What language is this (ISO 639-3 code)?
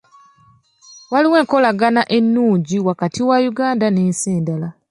lug